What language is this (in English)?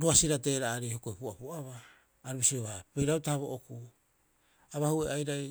Rapoisi